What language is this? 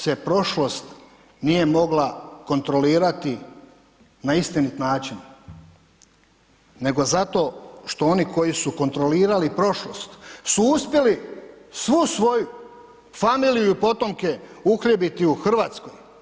Croatian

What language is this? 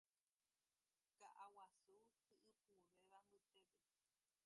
Guarani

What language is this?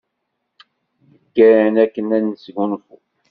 Kabyle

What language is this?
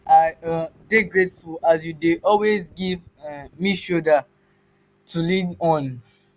Nigerian Pidgin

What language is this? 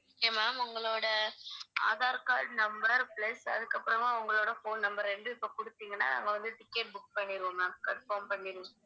Tamil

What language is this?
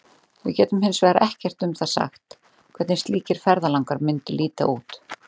Icelandic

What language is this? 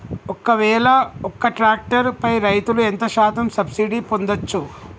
Telugu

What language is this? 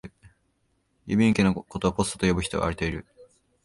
Japanese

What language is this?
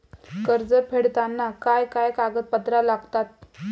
Marathi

